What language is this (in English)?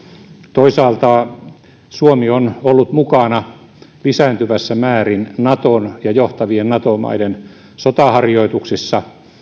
Finnish